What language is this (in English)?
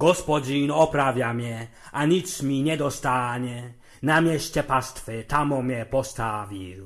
Polish